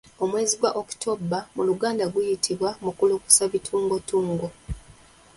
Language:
Ganda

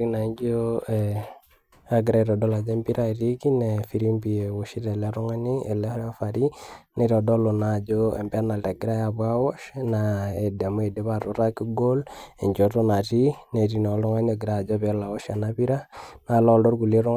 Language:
Masai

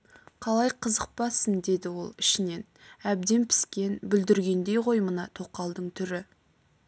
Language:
Kazakh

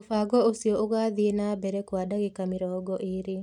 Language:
Kikuyu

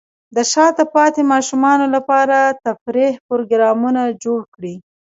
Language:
Pashto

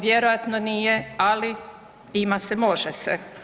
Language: Croatian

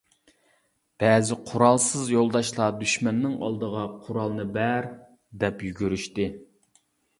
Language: Uyghur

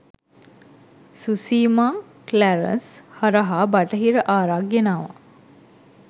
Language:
Sinhala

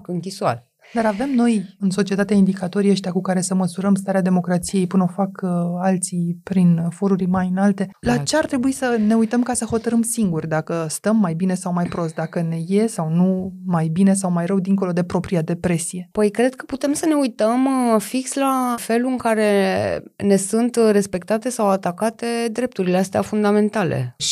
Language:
Romanian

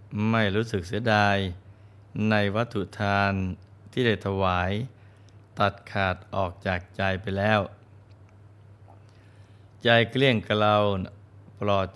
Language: Thai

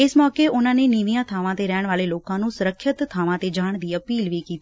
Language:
Punjabi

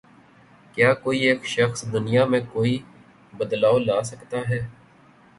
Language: Urdu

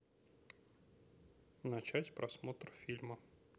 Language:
Russian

